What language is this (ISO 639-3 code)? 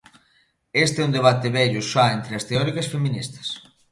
glg